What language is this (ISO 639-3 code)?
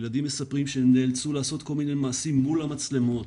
heb